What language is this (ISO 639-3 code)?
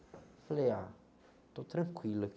por